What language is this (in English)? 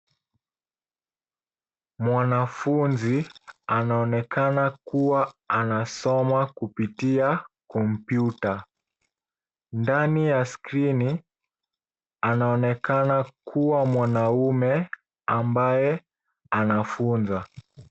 Swahili